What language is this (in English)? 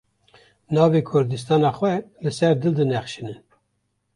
Kurdish